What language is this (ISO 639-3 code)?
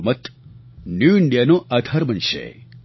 guj